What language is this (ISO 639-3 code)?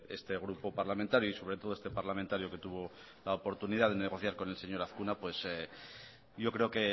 spa